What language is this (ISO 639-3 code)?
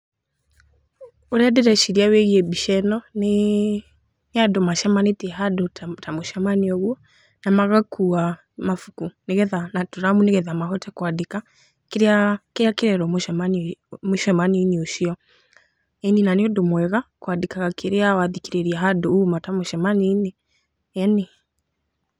kik